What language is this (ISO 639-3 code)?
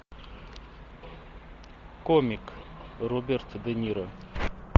rus